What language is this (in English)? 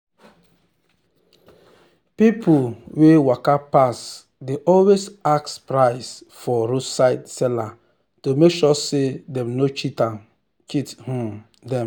Nigerian Pidgin